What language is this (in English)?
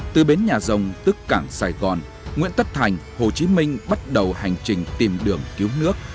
Vietnamese